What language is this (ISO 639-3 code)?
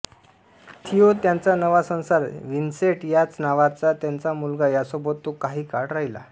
mar